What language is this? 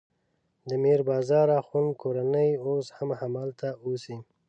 Pashto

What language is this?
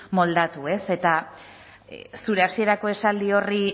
Basque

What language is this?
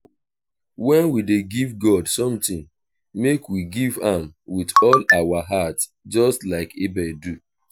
Nigerian Pidgin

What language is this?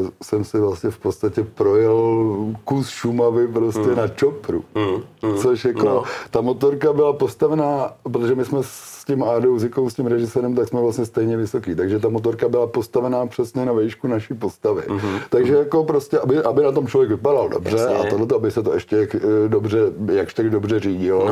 Czech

